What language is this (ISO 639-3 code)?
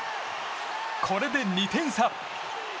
jpn